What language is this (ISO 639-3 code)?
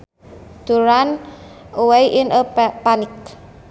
sun